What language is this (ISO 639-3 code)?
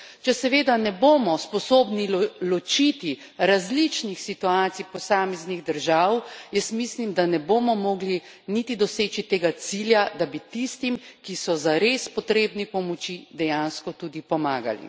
slv